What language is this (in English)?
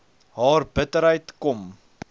Afrikaans